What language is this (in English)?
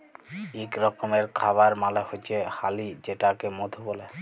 Bangla